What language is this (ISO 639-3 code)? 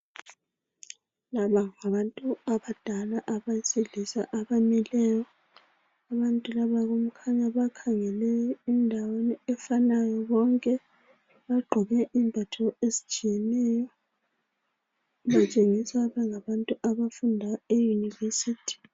nde